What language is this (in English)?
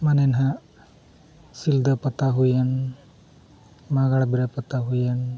Santali